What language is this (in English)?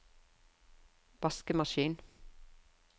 Norwegian